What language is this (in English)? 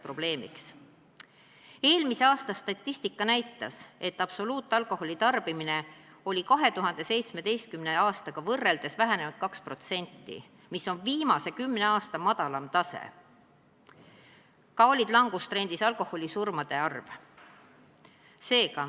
Estonian